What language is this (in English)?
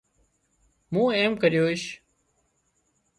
Wadiyara Koli